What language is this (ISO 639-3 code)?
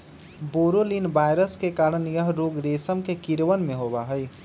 mag